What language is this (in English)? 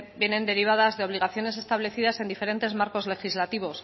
Spanish